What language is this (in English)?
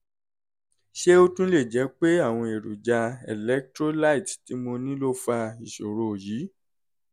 Yoruba